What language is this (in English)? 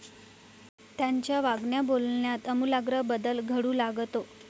Marathi